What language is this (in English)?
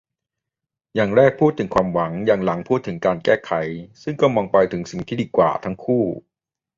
Thai